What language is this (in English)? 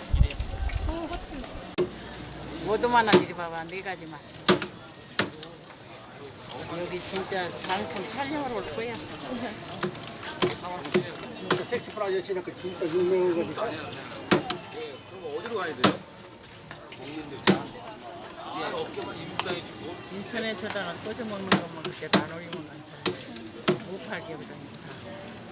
Korean